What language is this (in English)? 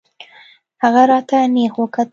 Pashto